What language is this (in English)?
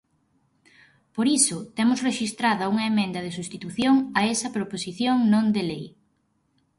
Galician